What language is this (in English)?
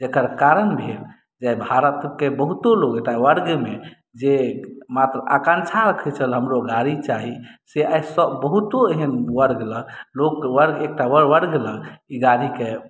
Maithili